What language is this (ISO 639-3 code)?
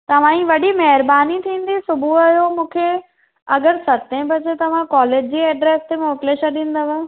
snd